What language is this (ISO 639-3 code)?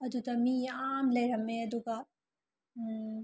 mni